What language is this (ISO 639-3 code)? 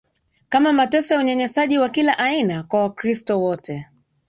swa